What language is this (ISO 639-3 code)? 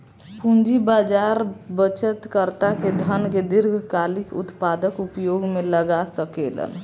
bho